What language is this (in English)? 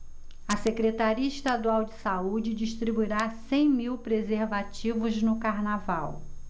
Portuguese